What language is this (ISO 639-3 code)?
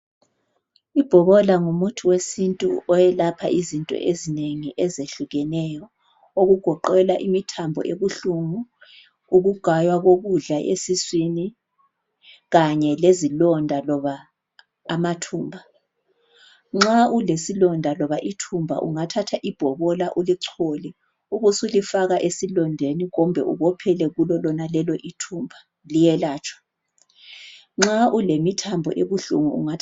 nde